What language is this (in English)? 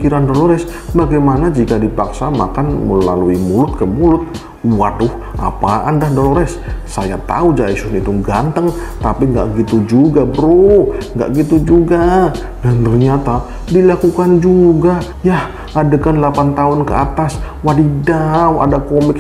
Indonesian